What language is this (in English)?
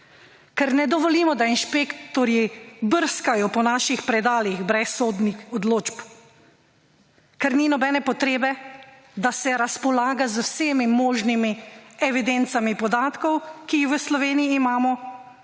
Slovenian